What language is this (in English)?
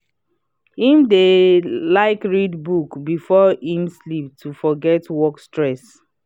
Nigerian Pidgin